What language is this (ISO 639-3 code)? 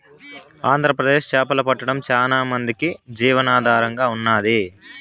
tel